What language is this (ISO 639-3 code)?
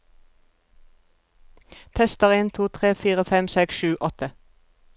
nor